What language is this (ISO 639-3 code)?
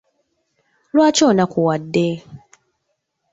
lug